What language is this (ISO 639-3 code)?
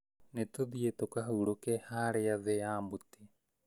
kik